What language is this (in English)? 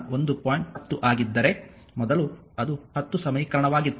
Kannada